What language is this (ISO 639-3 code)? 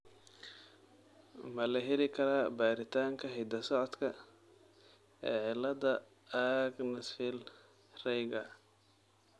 som